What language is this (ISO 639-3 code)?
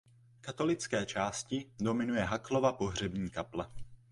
ces